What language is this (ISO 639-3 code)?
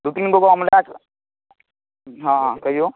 mai